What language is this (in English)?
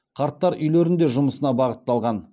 Kazakh